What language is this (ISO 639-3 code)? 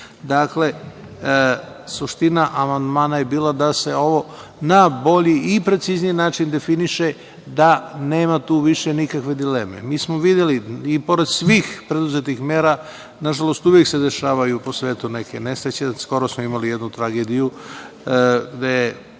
srp